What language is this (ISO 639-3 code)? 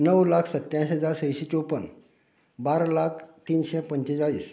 kok